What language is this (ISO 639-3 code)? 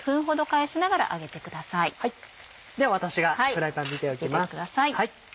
jpn